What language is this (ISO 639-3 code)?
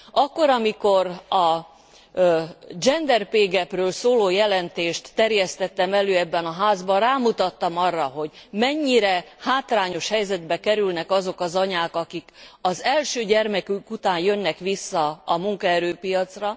hun